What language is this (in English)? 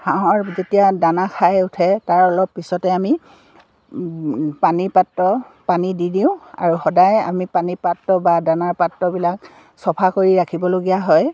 Assamese